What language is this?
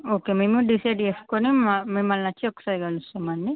Telugu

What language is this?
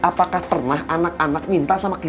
Indonesian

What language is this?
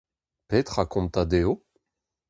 Breton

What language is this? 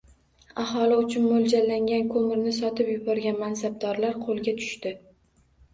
Uzbek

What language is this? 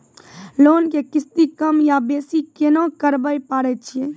Maithili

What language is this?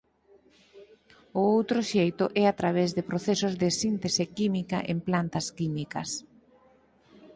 Galician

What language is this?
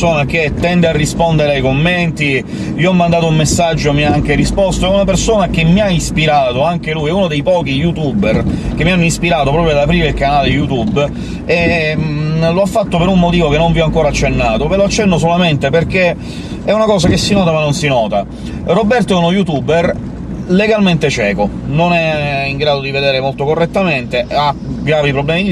Italian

